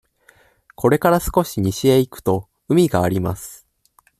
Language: Japanese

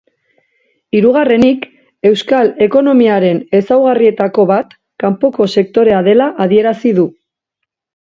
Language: Basque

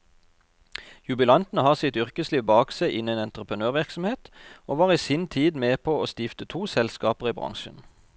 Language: Norwegian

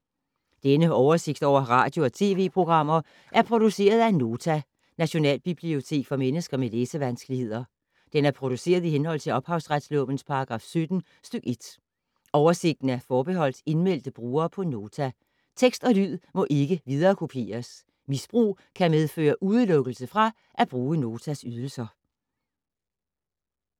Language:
Danish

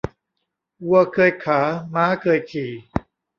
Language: Thai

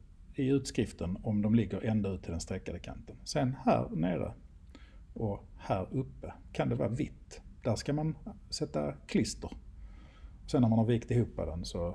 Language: Swedish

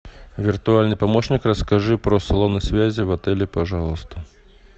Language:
Russian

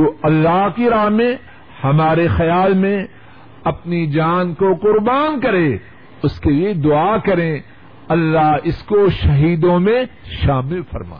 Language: Urdu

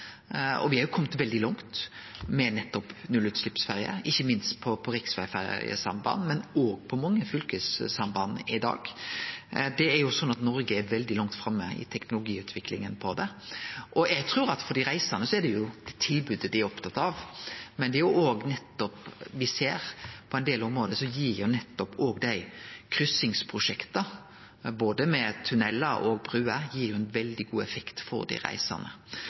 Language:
Norwegian Nynorsk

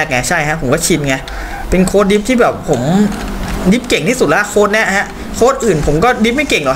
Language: Thai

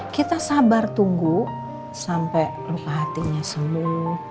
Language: Indonesian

